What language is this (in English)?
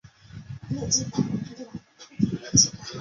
Chinese